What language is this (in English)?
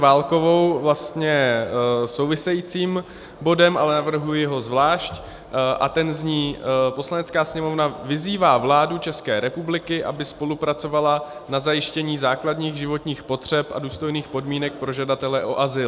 Czech